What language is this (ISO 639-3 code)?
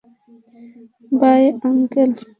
ben